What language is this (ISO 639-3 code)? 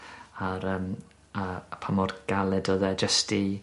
cym